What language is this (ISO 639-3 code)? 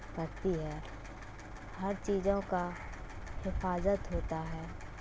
urd